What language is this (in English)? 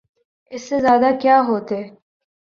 Urdu